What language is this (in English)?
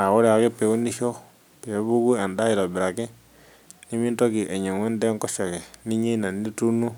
Masai